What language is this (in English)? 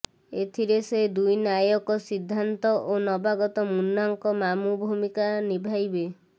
Odia